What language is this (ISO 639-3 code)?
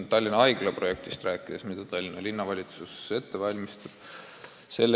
est